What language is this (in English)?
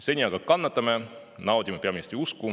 Estonian